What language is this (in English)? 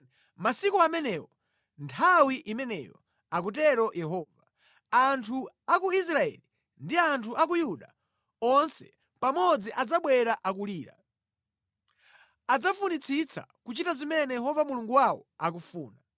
Nyanja